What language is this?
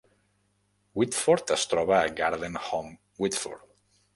Catalan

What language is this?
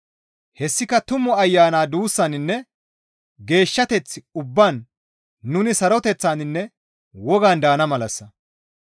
Gamo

